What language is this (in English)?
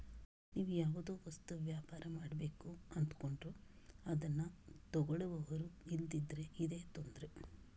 Kannada